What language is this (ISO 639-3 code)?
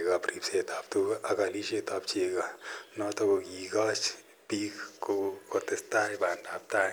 kln